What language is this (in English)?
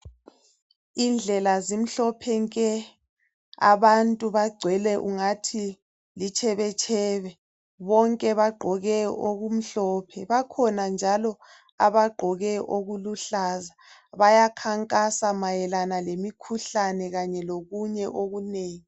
North Ndebele